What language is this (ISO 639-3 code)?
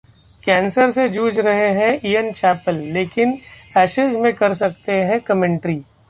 hin